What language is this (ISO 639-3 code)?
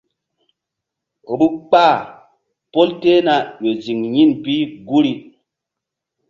mdd